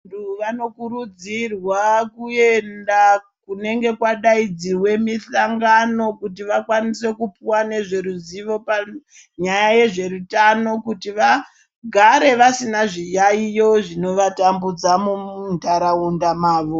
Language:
Ndau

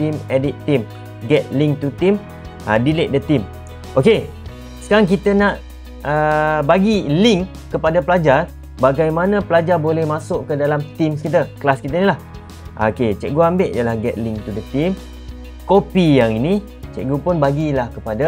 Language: Malay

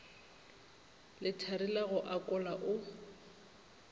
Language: Northern Sotho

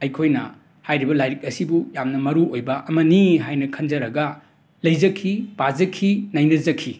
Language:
Manipuri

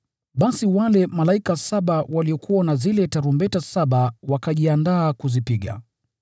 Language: Swahili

